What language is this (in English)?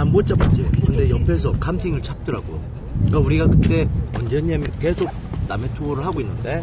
Korean